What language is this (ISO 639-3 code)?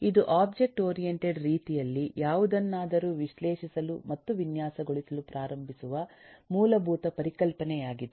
kan